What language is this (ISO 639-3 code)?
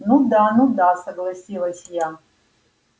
rus